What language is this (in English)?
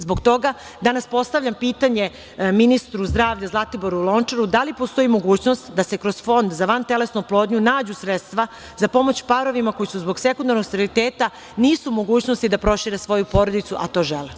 Serbian